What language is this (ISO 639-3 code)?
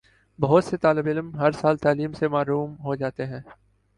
urd